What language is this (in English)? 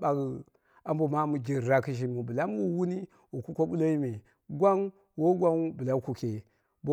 Dera (Nigeria)